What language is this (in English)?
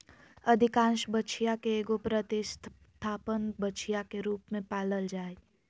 Magahi